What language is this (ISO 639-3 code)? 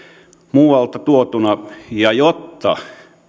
fin